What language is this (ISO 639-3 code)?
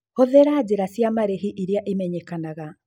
kik